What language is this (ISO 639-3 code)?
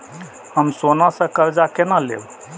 mai